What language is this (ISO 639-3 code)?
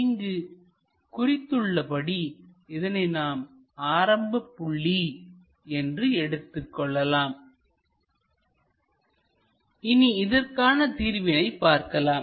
tam